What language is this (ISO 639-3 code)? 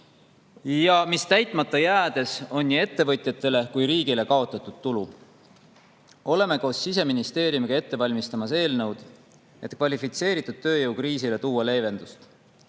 est